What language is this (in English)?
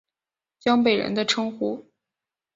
Chinese